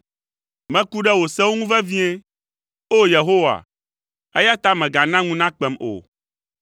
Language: Ewe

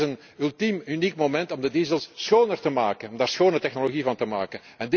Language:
Dutch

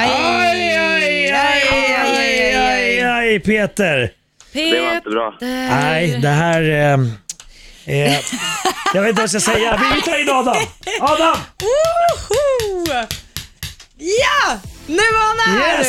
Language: Swedish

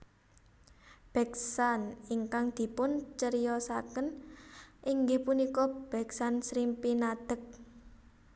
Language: Javanese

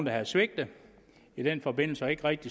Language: Danish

